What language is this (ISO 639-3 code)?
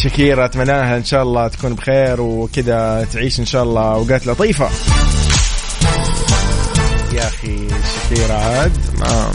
ara